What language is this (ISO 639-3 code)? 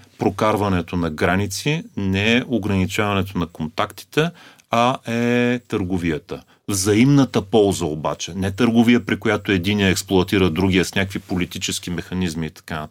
bul